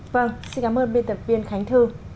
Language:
Vietnamese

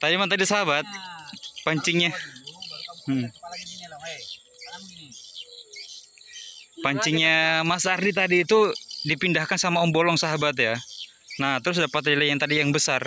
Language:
Indonesian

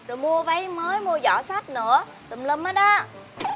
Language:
Vietnamese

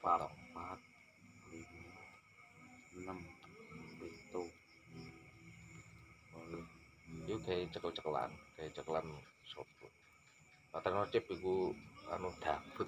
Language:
Indonesian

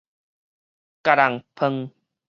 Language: Min Nan Chinese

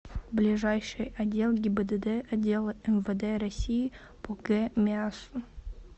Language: Russian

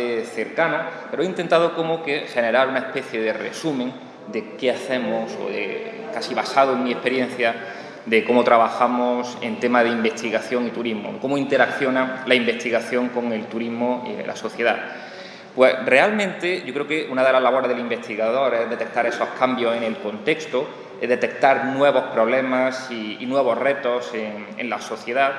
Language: Spanish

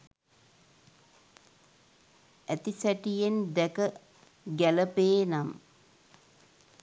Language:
Sinhala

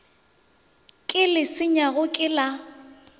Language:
Northern Sotho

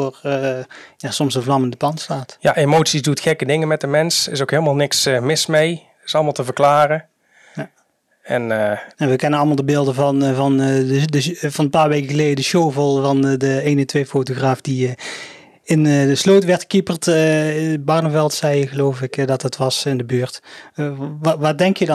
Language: Dutch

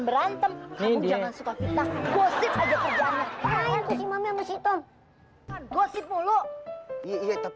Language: Indonesian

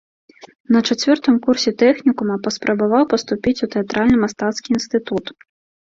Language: Belarusian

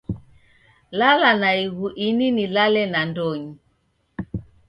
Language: Taita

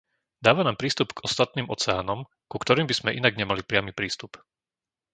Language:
Slovak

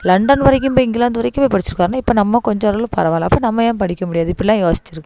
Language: Tamil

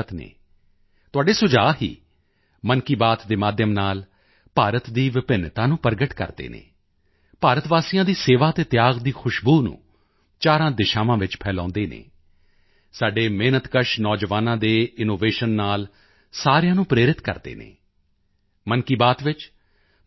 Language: Punjabi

